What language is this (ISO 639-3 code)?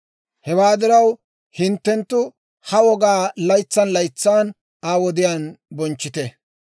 dwr